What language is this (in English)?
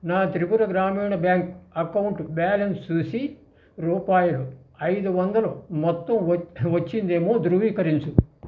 Telugu